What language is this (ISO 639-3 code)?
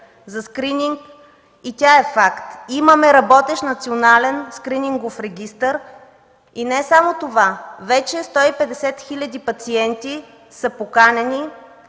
bul